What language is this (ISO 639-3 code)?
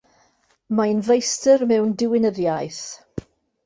cym